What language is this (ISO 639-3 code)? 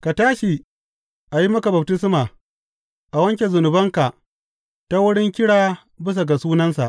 hau